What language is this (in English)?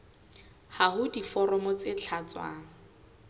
Southern Sotho